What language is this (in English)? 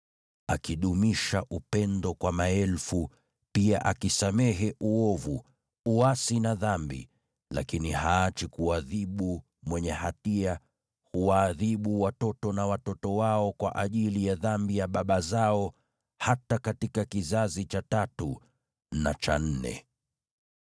Swahili